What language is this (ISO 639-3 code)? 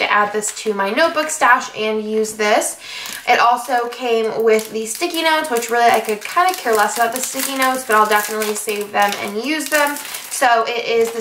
eng